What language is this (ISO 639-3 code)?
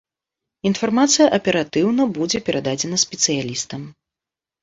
bel